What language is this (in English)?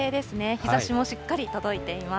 Japanese